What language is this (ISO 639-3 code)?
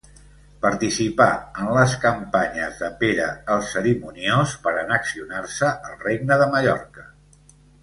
cat